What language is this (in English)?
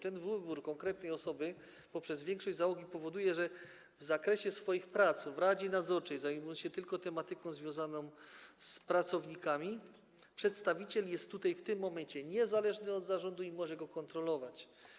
Polish